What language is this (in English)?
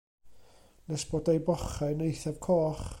Welsh